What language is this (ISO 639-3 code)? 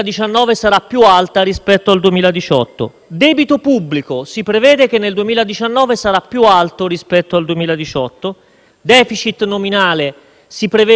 ita